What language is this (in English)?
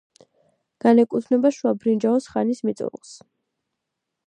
Georgian